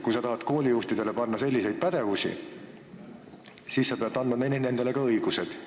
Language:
Estonian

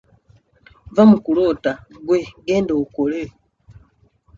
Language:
Ganda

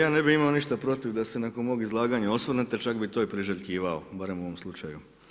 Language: Croatian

